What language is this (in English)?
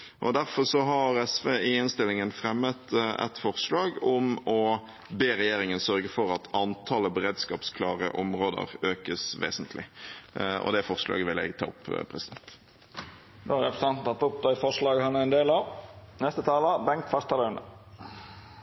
Norwegian